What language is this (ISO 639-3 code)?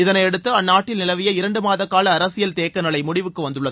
tam